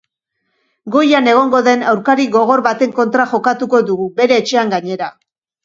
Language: Basque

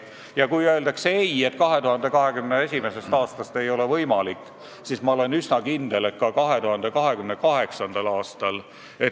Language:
Estonian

